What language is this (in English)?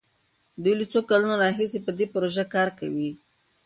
Pashto